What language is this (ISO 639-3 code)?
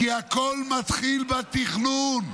heb